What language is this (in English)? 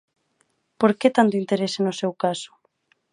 Galician